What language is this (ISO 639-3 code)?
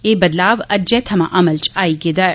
doi